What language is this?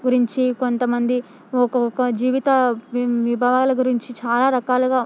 Telugu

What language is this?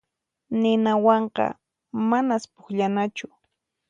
Puno Quechua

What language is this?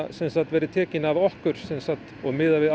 Icelandic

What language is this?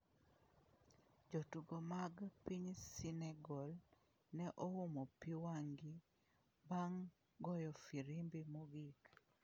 Luo (Kenya and Tanzania)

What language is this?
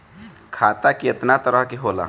Bhojpuri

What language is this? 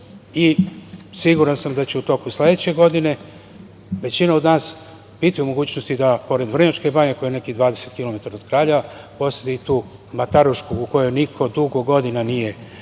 Serbian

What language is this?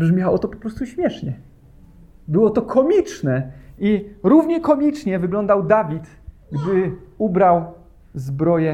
Polish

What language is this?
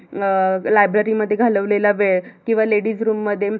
Marathi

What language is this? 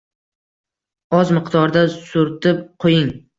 Uzbek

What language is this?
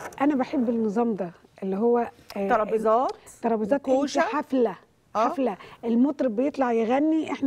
Arabic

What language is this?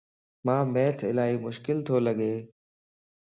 Lasi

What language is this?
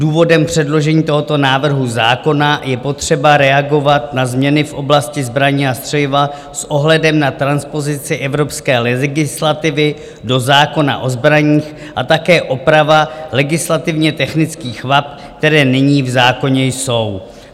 Czech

